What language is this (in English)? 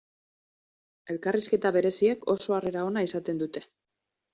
Basque